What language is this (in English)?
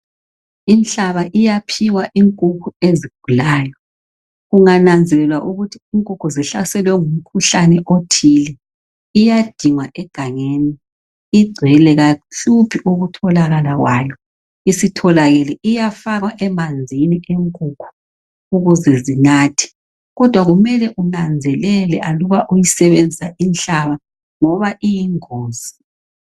North Ndebele